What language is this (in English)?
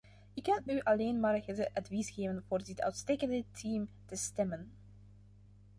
Dutch